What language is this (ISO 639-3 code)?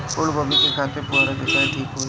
bho